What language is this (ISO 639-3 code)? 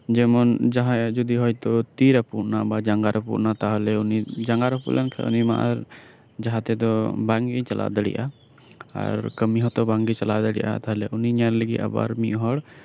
sat